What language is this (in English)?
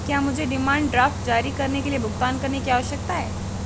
Hindi